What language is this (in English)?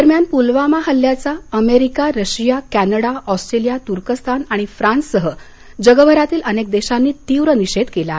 Marathi